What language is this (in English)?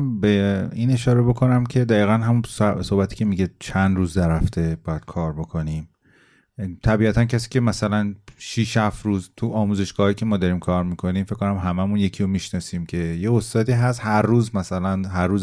Persian